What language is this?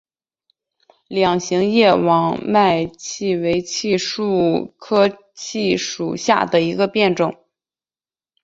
Chinese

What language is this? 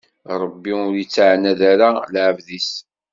Kabyle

